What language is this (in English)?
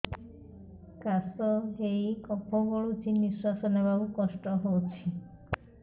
Odia